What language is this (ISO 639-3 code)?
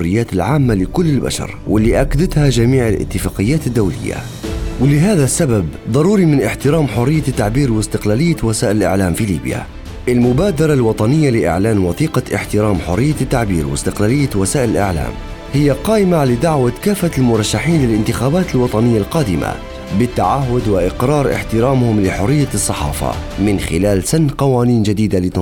ara